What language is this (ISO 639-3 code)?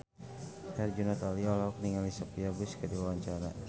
sun